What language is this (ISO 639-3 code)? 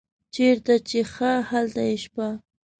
pus